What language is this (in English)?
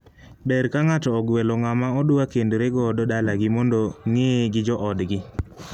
Luo (Kenya and Tanzania)